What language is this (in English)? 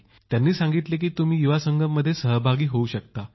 Marathi